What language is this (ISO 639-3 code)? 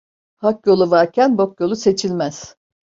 tur